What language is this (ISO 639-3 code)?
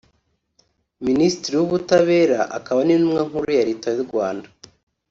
kin